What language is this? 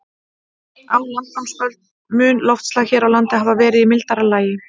Icelandic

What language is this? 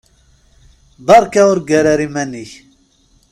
Kabyle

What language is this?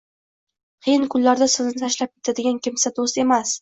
Uzbek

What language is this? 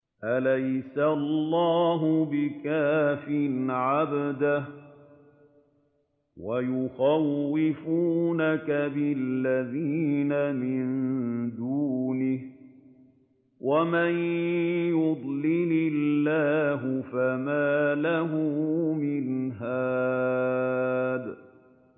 Arabic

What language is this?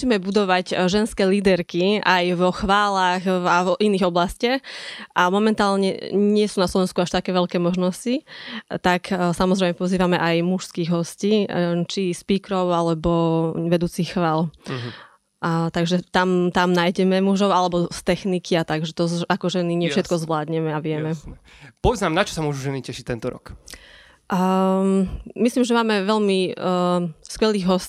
Slovak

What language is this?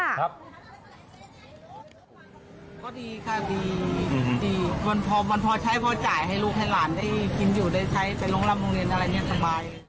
Thai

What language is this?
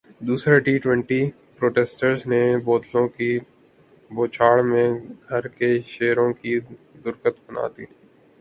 Urdu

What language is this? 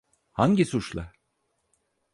Turkish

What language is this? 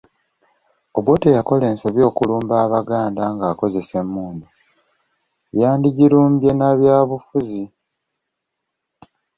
Ganda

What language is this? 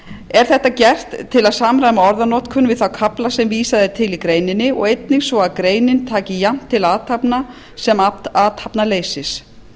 Icelandic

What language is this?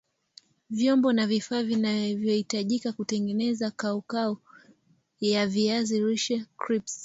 Swahili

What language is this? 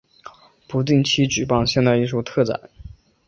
Chinese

